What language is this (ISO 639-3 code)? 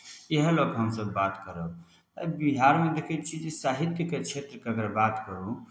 mai